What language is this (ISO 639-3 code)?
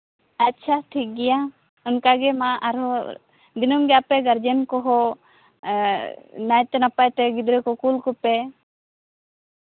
sat